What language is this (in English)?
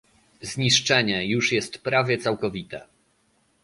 Polish